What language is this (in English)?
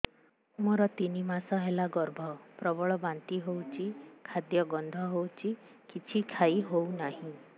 Odia